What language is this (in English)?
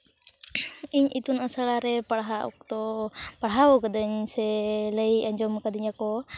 Santali